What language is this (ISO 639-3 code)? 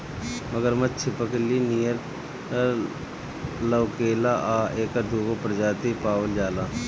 bho